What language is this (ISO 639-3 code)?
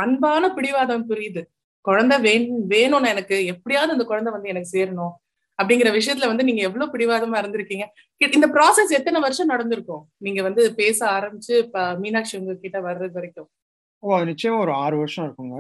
tam